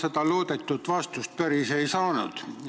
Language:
Estonian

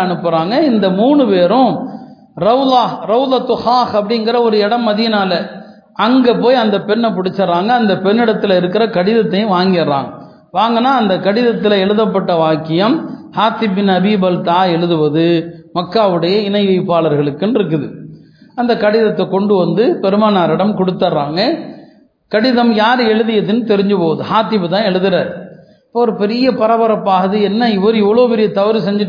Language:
Tamil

